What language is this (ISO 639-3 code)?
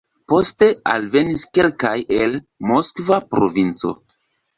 epo